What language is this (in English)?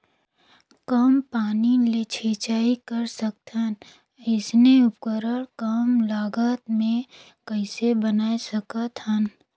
Chhattisgarhi